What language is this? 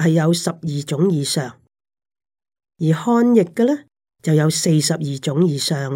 Chinese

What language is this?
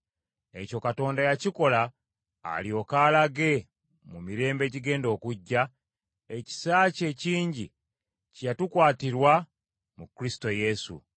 Ganda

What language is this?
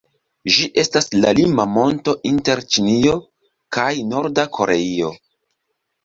Esperanto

